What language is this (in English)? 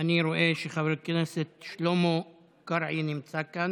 Hebrew